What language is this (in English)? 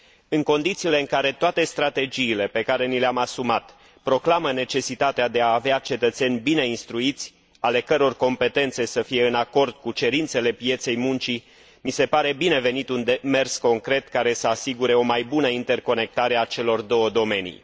Romanian